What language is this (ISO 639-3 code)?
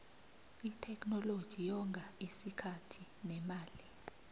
nbl